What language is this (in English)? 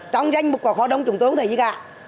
Vietnamese